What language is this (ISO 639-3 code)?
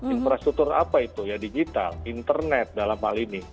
ind